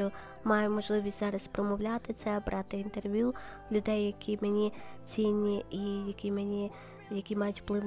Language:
Ukrainian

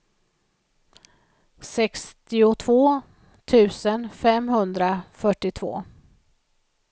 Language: Swedish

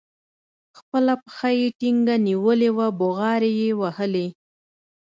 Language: Pashto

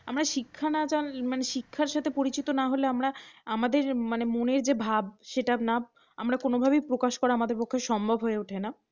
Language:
Bangla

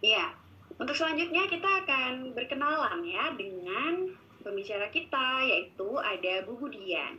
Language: Indonesian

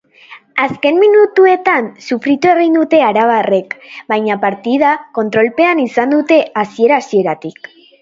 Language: Basque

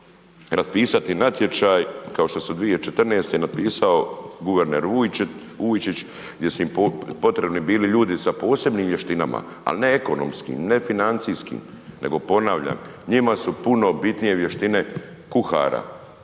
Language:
Croatian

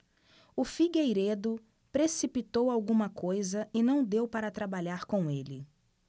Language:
Portuguese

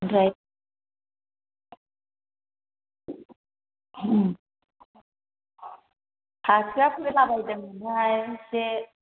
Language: Bodo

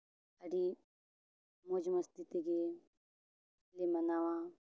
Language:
Santali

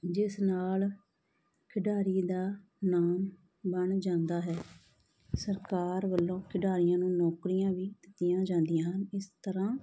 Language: Punjabi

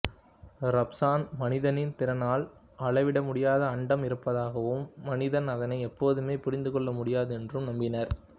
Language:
Tamil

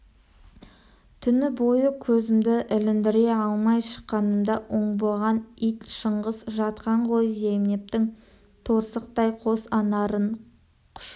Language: Kazakh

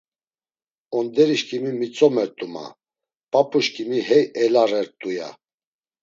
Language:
Laz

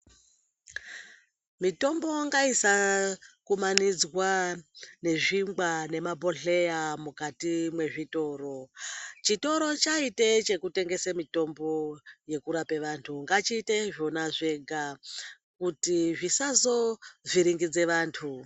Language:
Ndau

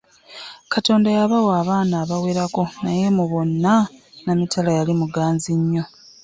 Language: Ganda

